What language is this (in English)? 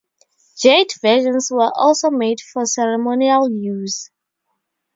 English